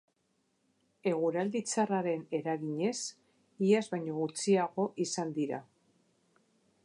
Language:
Basque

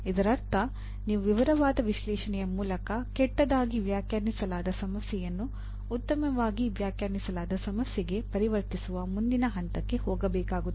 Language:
Kannada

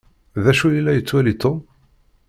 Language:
Kabyle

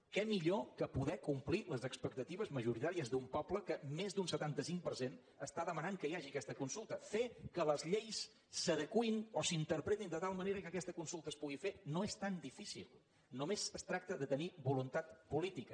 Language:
Catalan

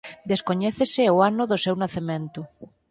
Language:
Galician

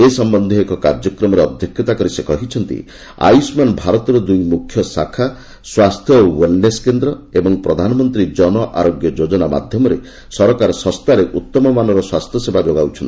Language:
Odia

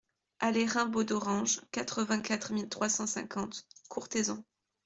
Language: French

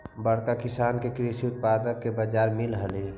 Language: Magahi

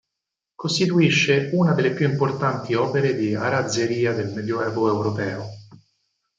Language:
Italian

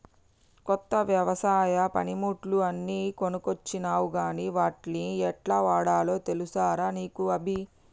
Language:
Telugu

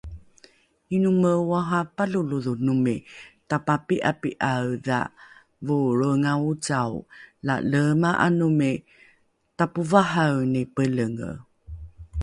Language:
Rukai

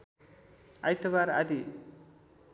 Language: Nepali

